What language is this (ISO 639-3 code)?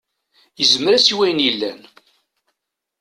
kab